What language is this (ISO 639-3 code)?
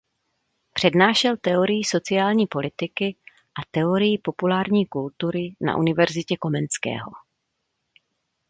ces